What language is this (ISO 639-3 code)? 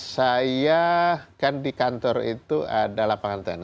ind